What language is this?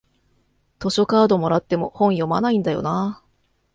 Japanese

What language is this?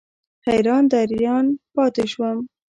Pashto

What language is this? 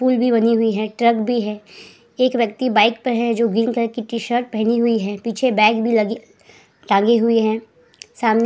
Hindi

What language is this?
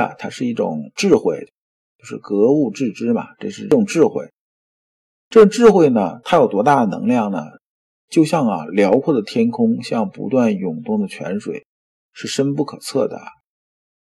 Chinese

